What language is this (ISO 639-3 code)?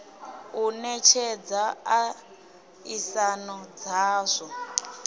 ven